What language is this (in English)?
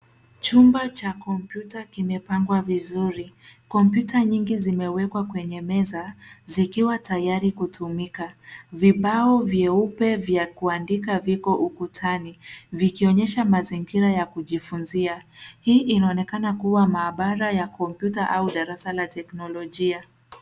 Swahili